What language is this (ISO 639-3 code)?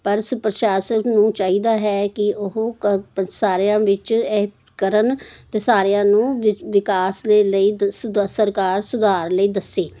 pan